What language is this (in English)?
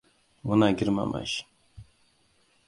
Hausa